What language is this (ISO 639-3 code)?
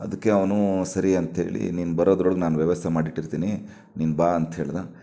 kan